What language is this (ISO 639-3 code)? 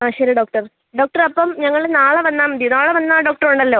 mal